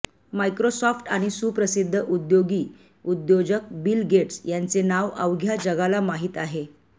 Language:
Marathi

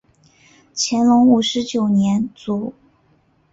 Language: Chinese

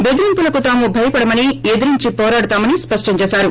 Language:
Telugu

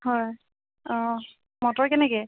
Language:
Assamese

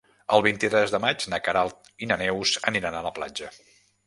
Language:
Catalan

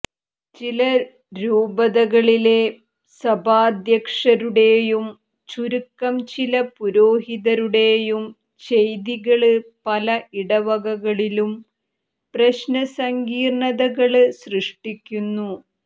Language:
Malayalam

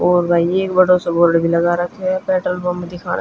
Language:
Haryanvi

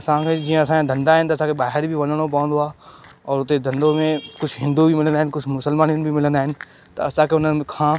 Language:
Sindhi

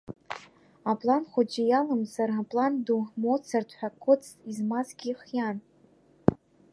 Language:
Abkhazian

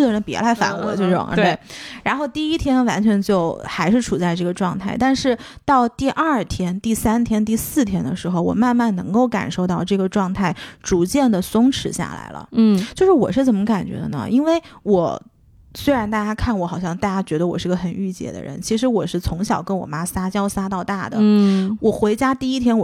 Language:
Chinese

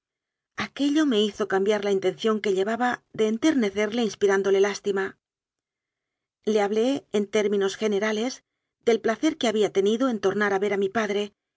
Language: Spanish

